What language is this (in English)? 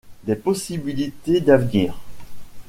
French